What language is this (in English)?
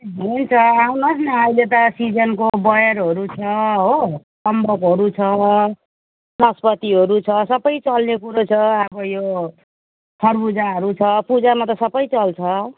Nepali